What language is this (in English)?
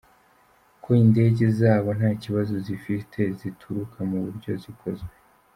Kinyarwanda